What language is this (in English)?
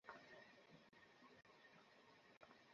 Bangla